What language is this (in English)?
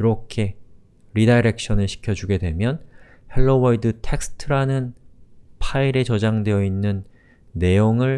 Korean